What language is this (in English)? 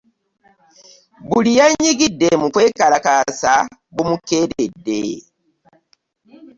Ganda